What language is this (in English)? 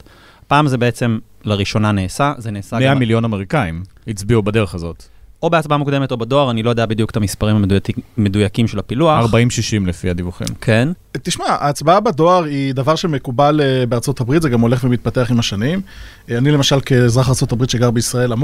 Hebrew